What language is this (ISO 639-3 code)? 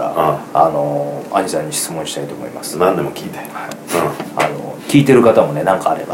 jpn